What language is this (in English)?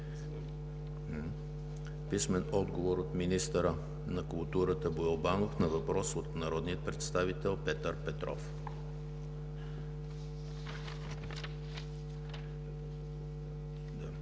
Bulgarian